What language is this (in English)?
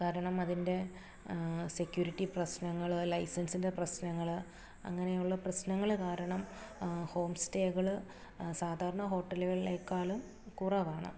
Malayalam